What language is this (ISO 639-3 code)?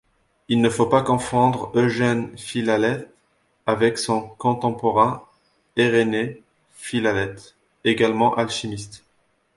fra